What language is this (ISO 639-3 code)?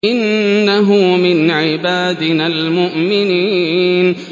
ara